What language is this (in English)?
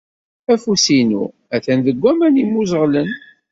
Kabyle